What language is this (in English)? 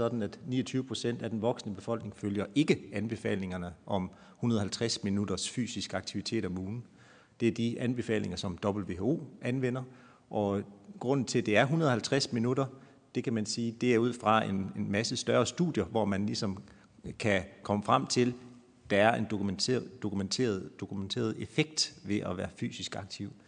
Danish